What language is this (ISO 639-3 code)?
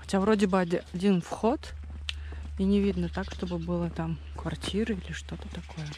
rus